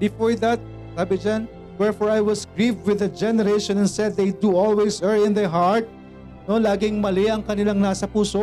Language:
Filipino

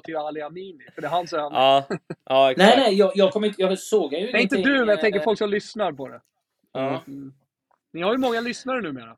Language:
Swedish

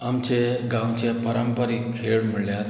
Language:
Konkani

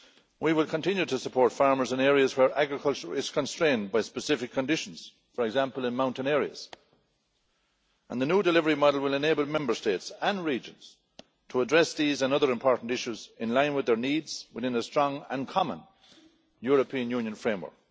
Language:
English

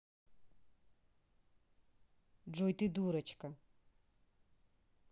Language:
Russian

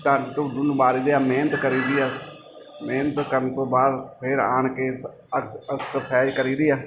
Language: Punjabi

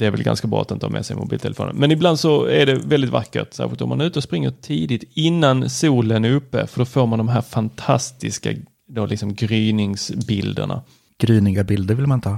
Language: Swedish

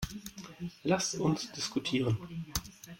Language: German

